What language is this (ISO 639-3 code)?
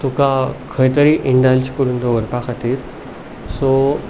kok